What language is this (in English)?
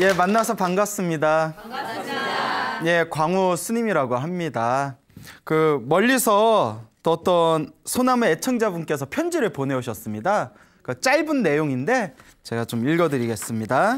Korean